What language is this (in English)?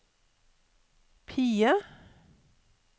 Norwegian